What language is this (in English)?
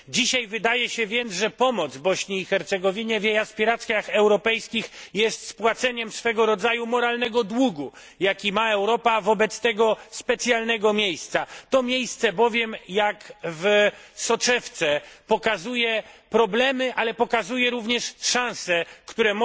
Polish